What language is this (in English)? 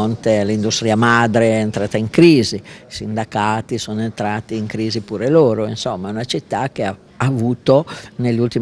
Italian